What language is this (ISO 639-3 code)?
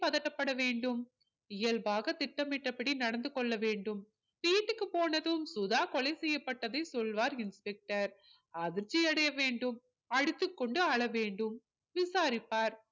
tam